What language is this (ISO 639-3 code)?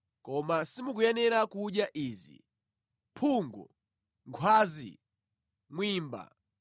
nya